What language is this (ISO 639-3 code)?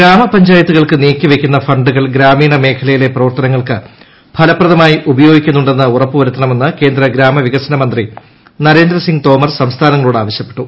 mal